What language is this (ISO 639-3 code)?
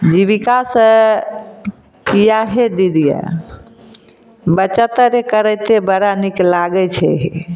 mai